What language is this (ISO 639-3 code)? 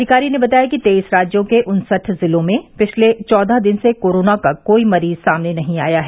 hin